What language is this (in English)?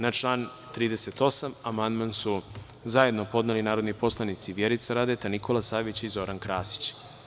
Serbian